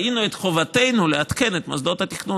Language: Hebrew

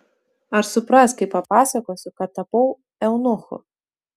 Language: Lithuanian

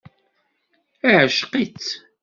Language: Kabyle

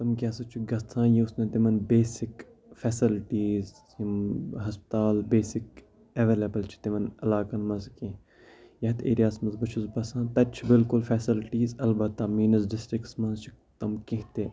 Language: Kashmiri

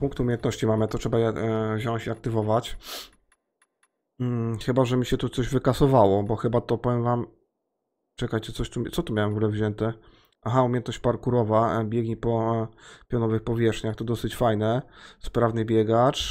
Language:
Polish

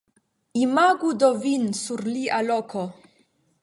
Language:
Esperanto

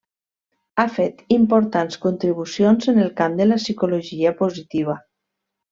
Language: Catalan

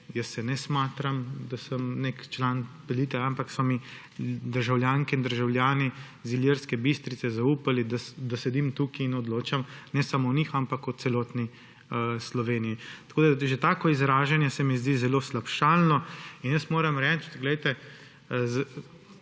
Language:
Slovenian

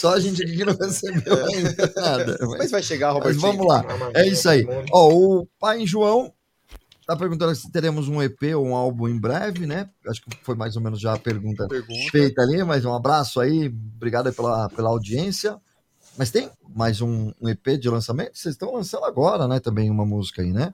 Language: Portuguese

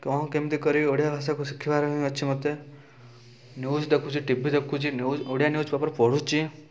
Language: Odia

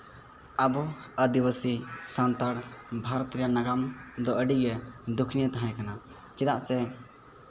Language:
Santali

